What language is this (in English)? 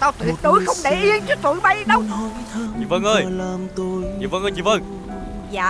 Vietnamese